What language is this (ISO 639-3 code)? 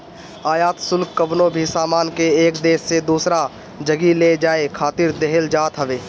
bho